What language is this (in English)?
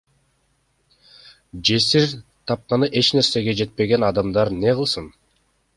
Kyrgyz